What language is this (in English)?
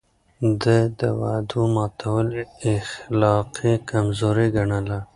Pashto